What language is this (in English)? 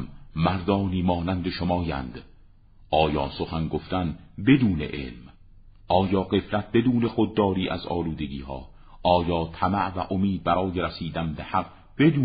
Persian